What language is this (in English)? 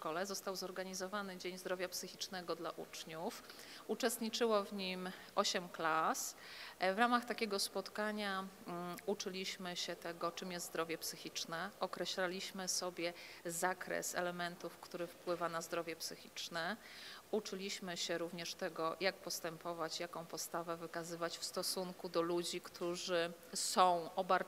Polish